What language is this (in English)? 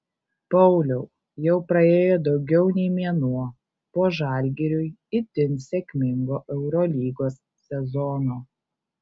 Lithuanian